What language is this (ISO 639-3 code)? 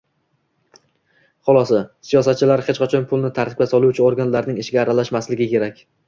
uzb